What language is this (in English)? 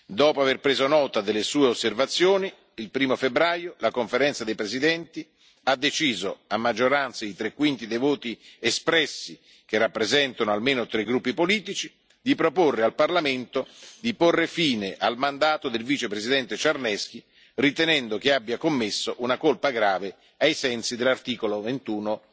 Italian